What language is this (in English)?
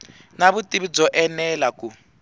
Tsonga